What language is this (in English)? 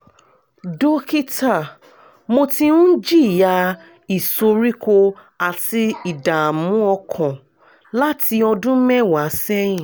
Yoruba